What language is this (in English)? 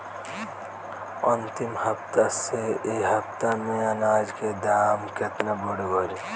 Bhojpuri